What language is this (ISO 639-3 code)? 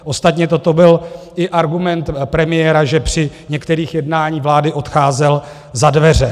ces